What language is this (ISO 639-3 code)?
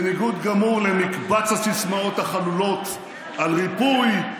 heb